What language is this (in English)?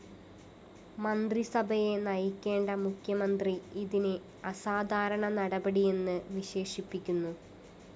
Malayalam